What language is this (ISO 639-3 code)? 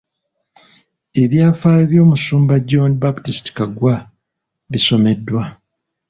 lug